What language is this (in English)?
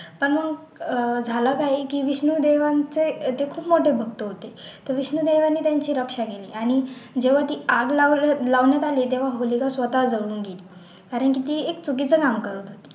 Marathi